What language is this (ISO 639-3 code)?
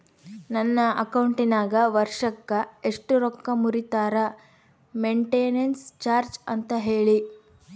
kan